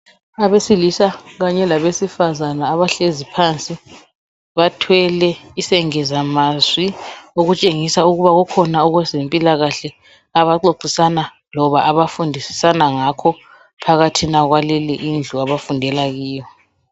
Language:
North Ndebele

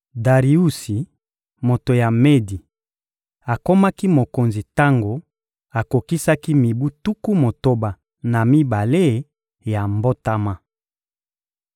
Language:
Lingala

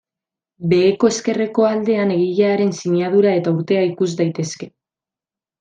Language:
Basque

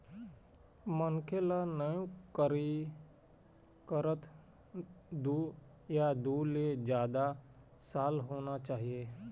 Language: Chhattisgarhi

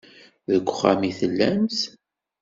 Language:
Kabyle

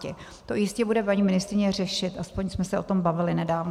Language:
Czech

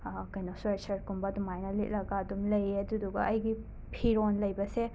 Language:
Manipuri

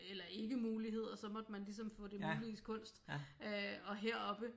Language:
Danish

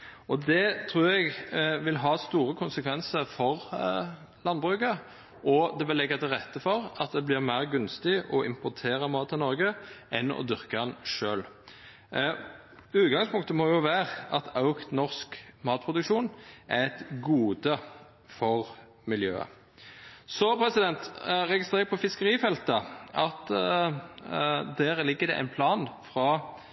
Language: Norwegian Nynorsk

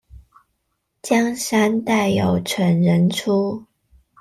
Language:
Chinese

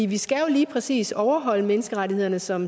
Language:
Danish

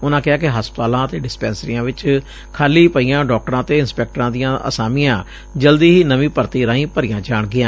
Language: Punjabi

